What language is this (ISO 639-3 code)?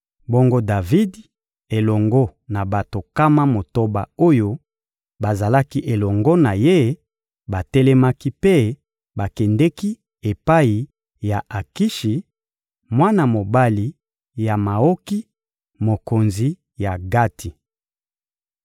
lin